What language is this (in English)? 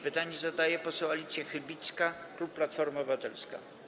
Polish